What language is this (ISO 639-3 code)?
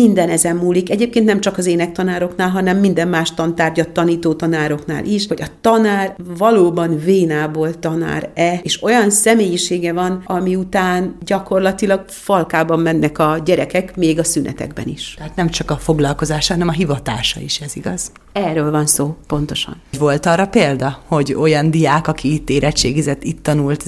hun